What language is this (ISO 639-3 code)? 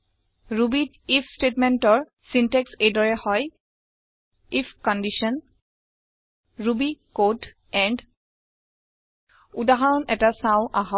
asm